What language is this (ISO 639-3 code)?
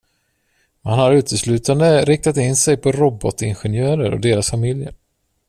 swe